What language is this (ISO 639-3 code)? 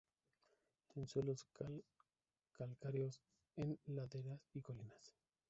spa